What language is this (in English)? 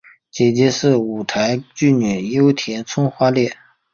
Chinese